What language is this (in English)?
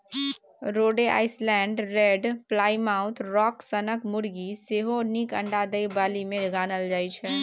Maithili